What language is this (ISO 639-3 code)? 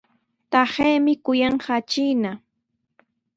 qws